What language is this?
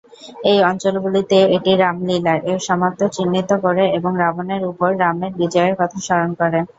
Bangla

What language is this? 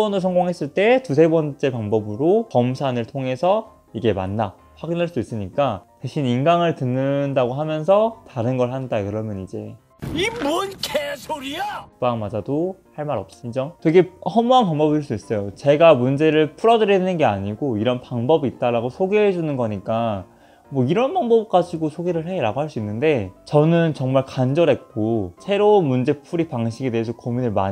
Korean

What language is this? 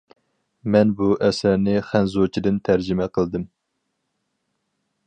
Uyghur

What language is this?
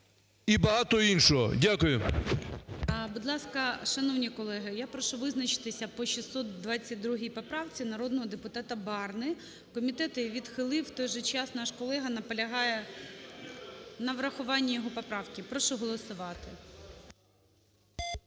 Ukrainian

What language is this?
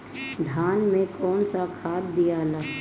Bhojpuri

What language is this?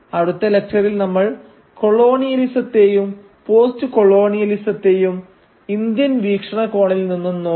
Malayalam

